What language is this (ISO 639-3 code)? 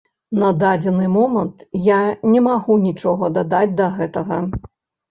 bel